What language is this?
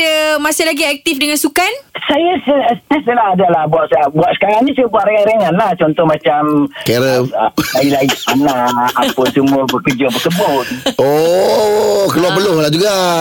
Malay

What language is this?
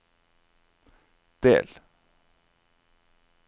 Norwegian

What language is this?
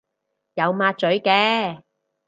Cantonese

